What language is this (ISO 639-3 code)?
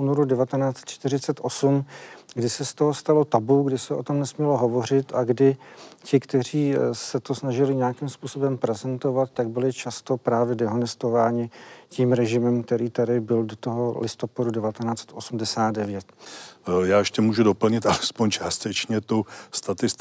ces